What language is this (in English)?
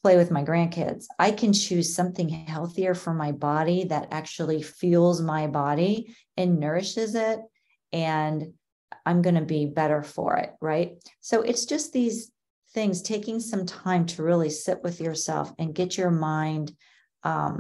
English